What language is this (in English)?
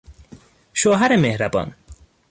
Persian